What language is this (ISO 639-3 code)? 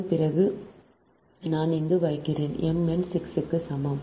tam